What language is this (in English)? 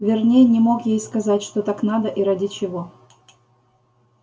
Russian